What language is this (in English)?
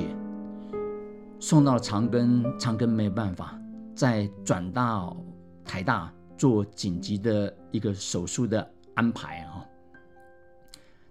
Chinese